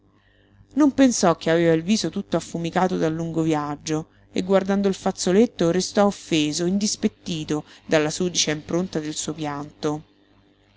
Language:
Italian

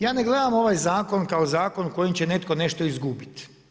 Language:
Croatian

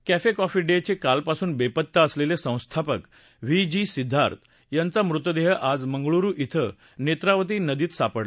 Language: Marathi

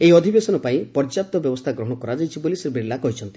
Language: Odia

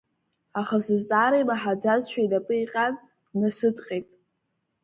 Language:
Abkhazian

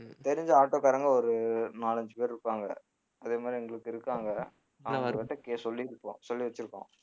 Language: Tamil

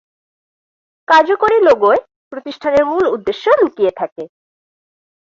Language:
Bangla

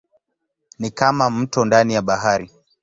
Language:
Swahili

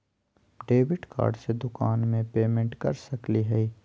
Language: Magahi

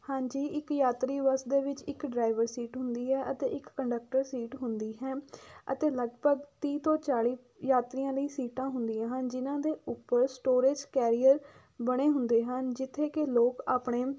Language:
Punjabi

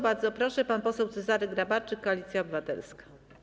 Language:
Polish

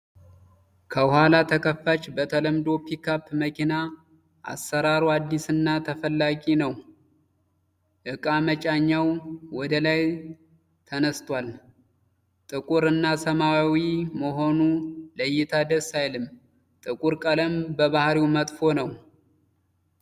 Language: Amharic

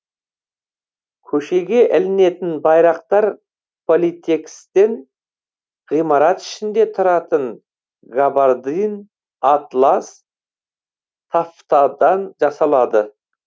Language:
Kazakh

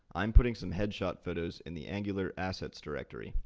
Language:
English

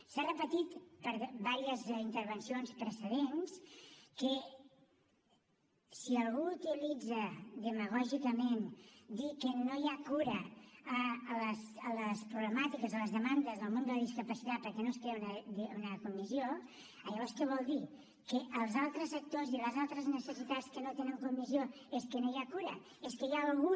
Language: Catalan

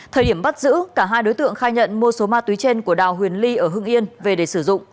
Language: Vietnamese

